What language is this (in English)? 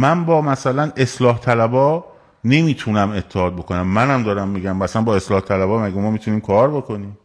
Persian